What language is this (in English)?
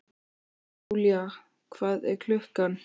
Icelandic